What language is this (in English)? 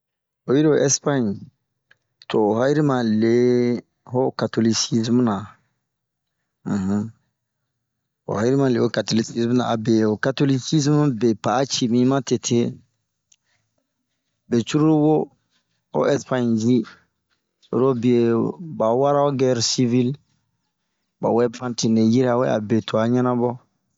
Bomu